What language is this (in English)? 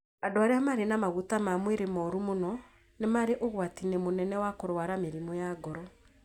Kikuyu